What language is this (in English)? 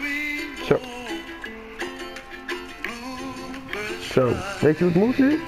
Dutch